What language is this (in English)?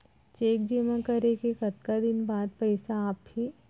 Chhattisgarhi